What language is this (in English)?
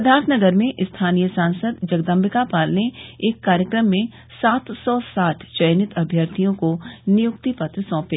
Hindi